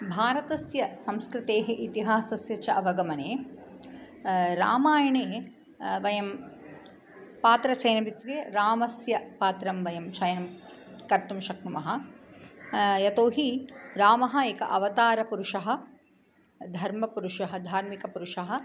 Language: Sanskrit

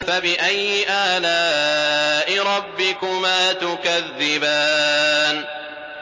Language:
Arabic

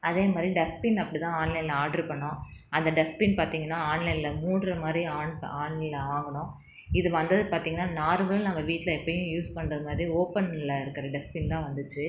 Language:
Tamil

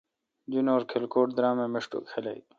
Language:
Kalkoti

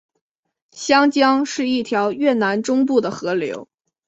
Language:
Chinese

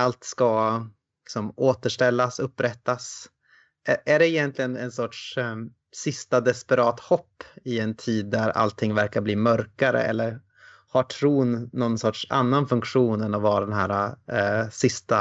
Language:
Swedish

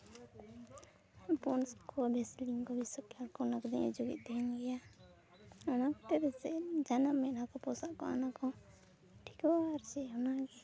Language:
Santali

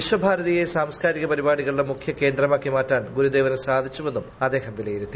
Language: Malayalam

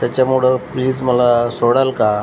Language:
Marathi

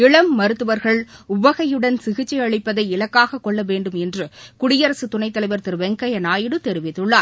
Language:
Tamil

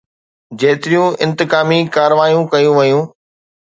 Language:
Sindhi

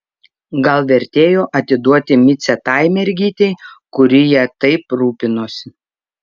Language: Lithuanian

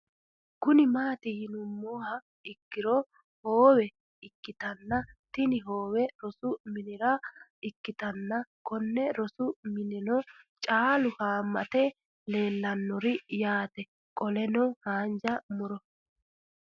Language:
Sidamo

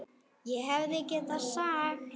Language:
Icelandic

